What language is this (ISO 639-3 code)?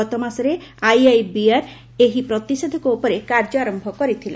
ori